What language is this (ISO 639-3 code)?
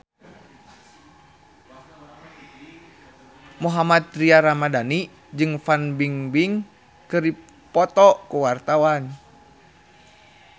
sun